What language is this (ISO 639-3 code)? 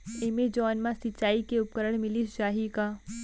hne